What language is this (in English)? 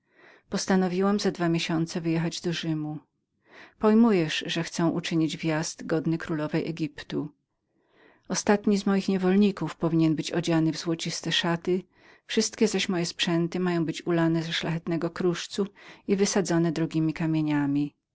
Polish